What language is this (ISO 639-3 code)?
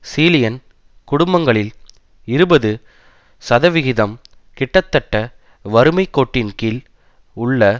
tam